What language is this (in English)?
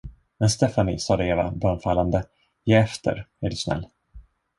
Swedish